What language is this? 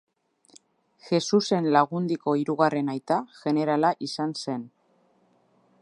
Basque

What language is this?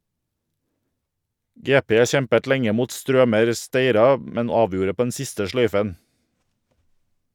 Norwegian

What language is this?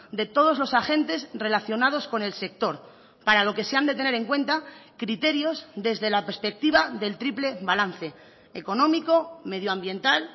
Spanish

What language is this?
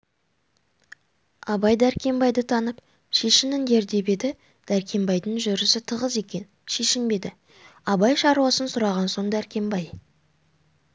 Kazakh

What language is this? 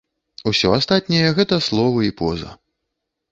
Belarusian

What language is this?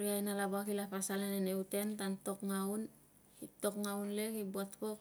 Tungag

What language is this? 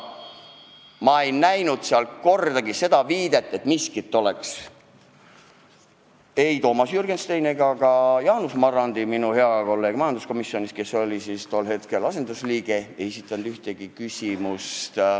Estonian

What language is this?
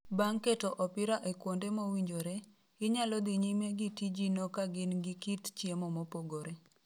Luo (Kenya and Tanzania)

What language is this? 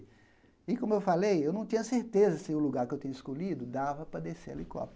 Portuguese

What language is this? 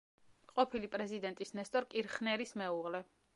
Georgian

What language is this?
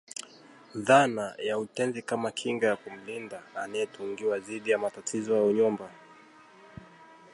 Swahili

